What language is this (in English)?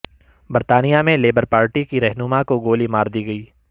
Urdu